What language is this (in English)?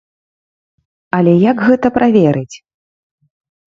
Belarusian